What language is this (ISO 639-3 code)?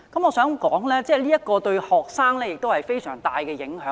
yue